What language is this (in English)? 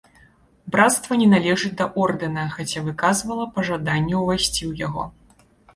Belarusian